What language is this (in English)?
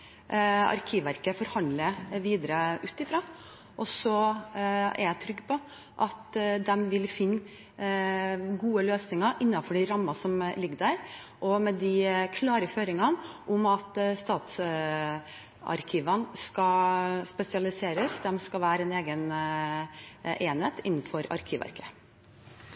Norwegian Bokmål